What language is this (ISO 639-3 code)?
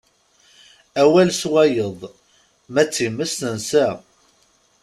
kab